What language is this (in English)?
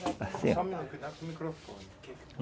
Portuguese